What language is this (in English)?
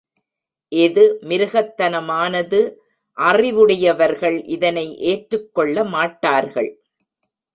Tamil